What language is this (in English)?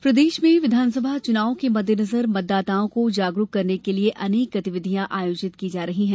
Hindi